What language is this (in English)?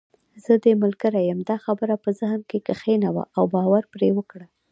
Pashto